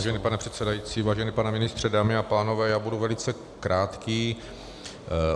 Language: Czech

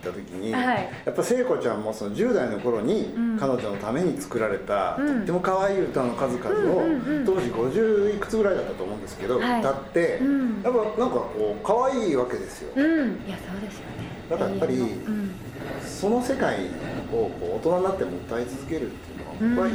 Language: Japanese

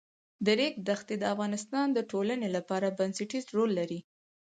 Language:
Pashto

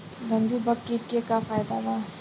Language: Bhojpuri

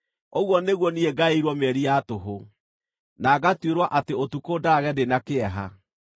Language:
Kikuyu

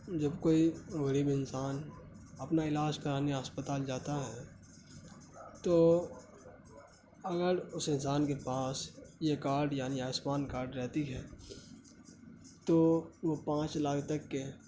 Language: Urdu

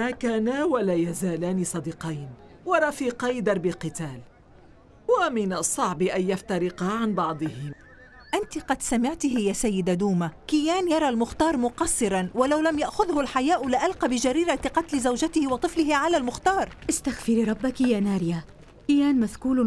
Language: Arabic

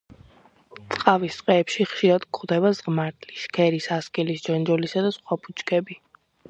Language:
Georgian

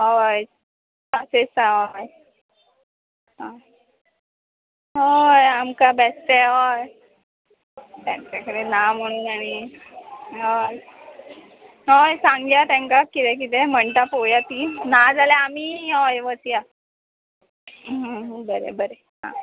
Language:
Konkani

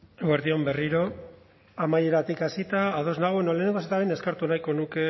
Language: Basque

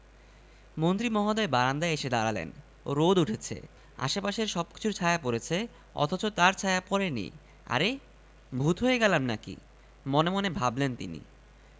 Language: Bangla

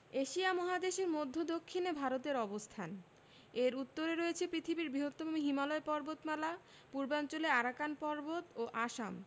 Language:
Bangla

